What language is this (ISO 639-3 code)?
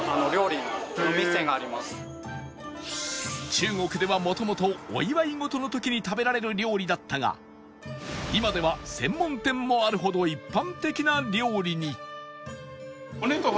jpn